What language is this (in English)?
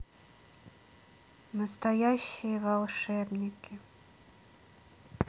Russian